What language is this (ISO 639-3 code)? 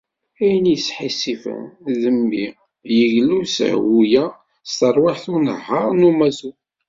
kab